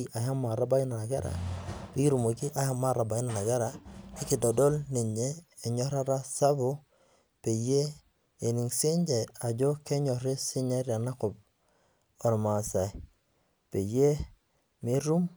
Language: Masai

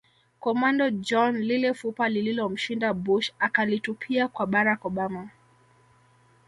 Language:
Swahili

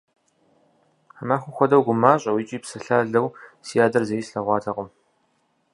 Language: Kabardian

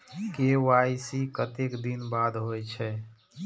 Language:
Maithili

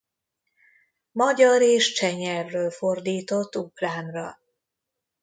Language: Hungarian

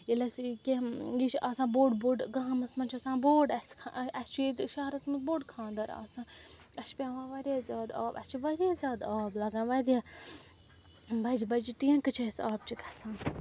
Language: Kashmiri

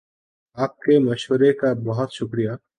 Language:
Urdu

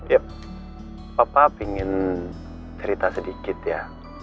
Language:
Indonesian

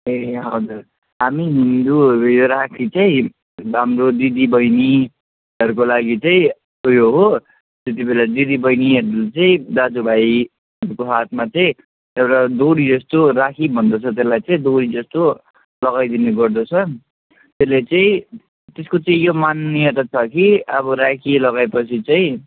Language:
Nepali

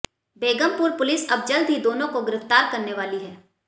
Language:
Hindi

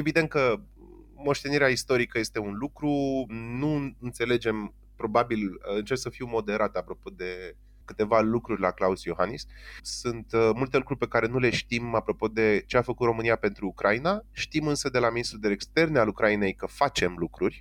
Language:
Romanian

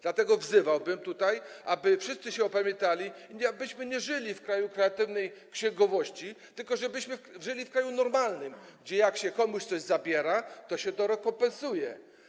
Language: Polish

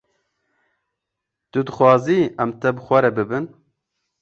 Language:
Kurdish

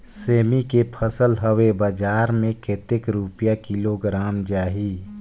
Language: Chhattisgarhi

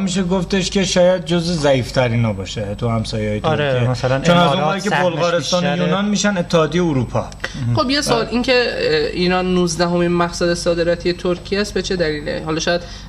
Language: Persian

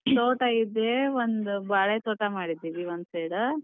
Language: Kannada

